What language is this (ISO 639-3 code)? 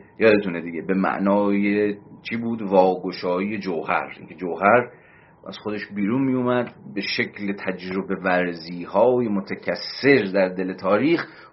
fas